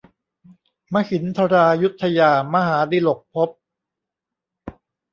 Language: Thai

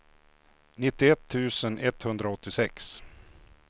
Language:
Swedish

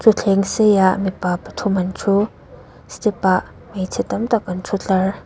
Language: Mizo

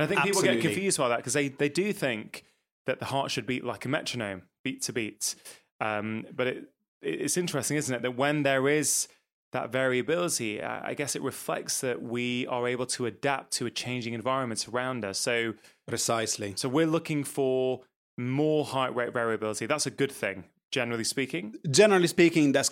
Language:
English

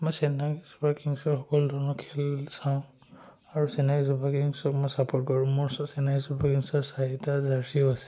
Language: Assamese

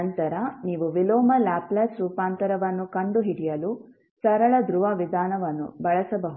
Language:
Kannada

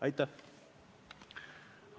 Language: Estonian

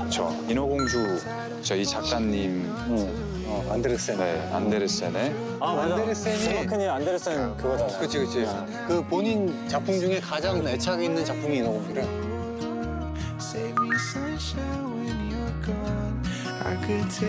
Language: Korean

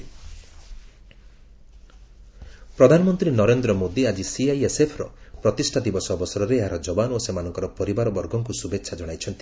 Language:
Odia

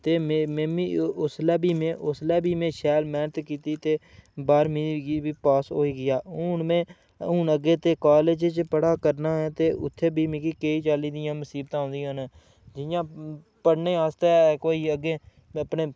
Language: Dogri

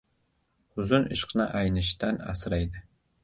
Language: Uzbek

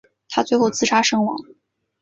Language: Chinese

